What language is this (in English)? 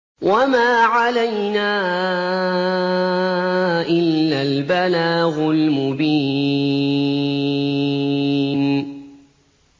Arabic